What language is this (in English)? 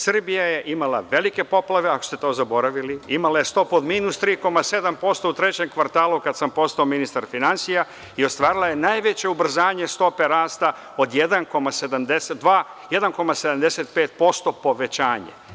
Serbian